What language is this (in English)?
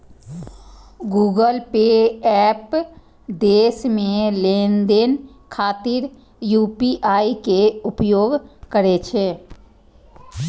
Maithili